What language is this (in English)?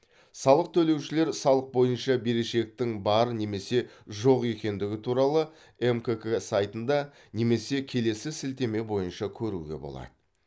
Kazakh